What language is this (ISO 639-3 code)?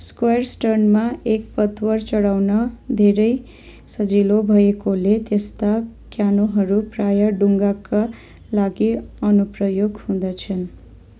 nep